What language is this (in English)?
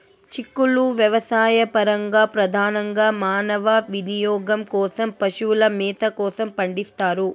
Telugu